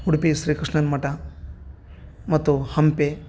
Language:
Kannada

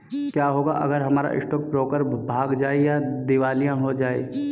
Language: Hindi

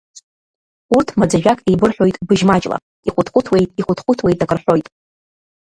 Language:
Abkhazian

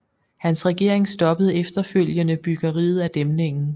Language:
Danish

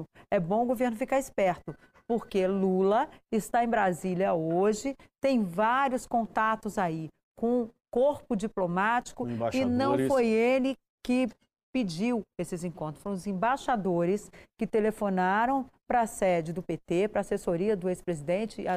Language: Portuguese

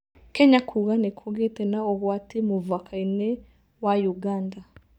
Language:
Kikuyu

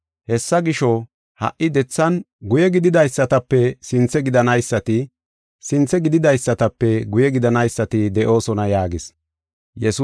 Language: Gofa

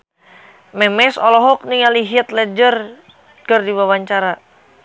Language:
Sundanese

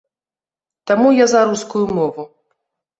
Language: Belarusian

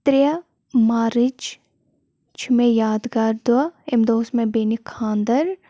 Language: Kashmiri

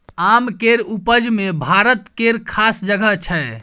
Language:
Maithili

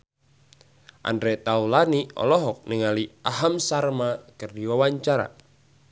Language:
Sundanese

